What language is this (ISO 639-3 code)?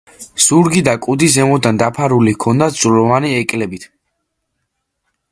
kat